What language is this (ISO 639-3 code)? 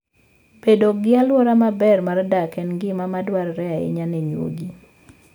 luo